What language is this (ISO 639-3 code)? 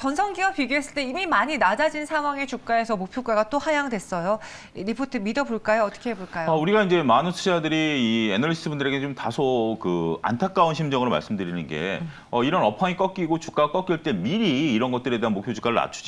kor